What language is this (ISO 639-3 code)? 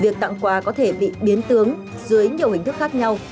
vie